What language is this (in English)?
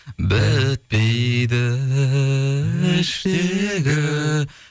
Kazakh